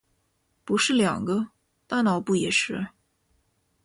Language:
Chinese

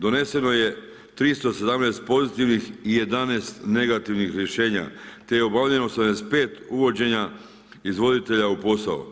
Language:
Croatian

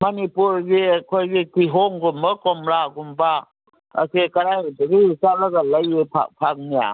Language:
Manipuri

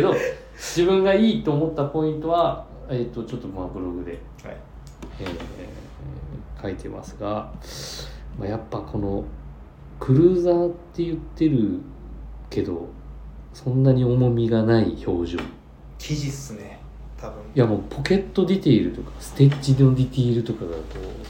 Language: Japanese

